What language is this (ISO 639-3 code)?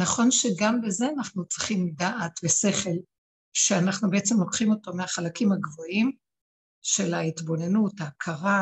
heb